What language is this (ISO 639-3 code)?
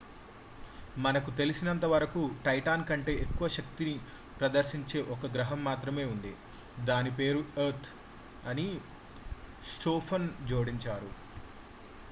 tel